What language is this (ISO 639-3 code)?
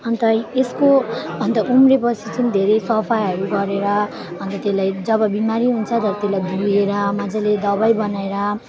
nep